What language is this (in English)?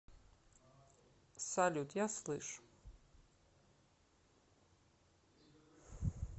Russian